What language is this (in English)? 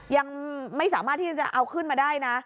Thai